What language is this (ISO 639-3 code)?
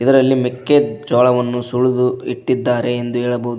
kan